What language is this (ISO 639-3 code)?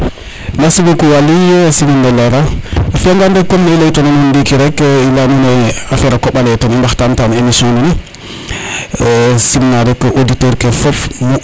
srr